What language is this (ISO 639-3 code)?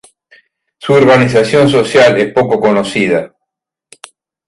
spa